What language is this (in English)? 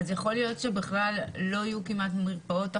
Hebrew